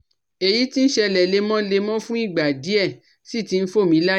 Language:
Yoruba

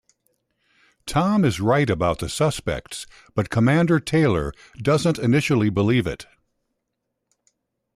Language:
English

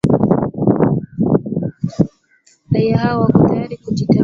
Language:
Swahili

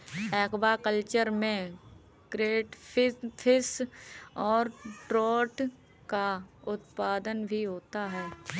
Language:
Hindi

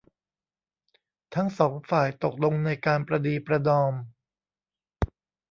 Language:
Thai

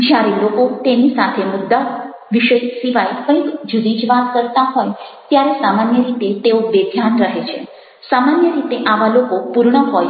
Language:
Gujarati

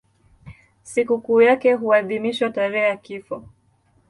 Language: Swahili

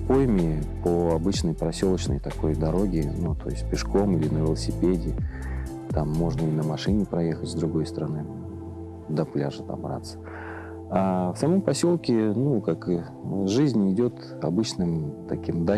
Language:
Russian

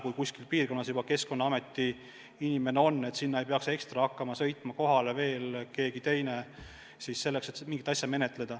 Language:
Estonian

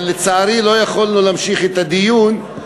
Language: Hebrew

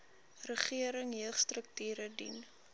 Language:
Afrikaans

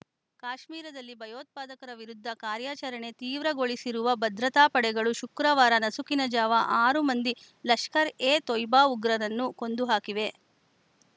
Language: Kannada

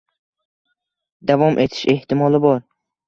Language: Uzbek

